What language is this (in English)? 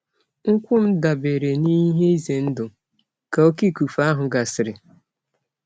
Igbo